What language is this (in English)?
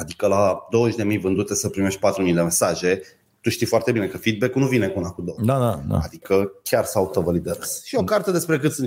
Romanian